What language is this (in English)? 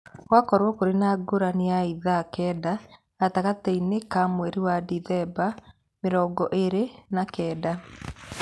Kikuyu